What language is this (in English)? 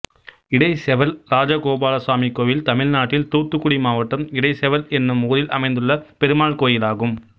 Tamil